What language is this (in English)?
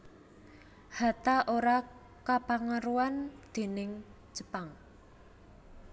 Javanese